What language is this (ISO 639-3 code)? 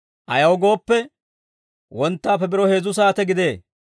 dwr